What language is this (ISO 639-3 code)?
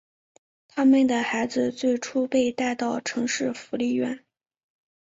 zho